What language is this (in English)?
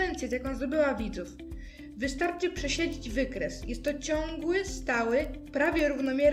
Polish